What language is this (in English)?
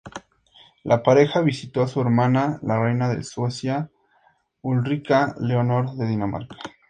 Spanish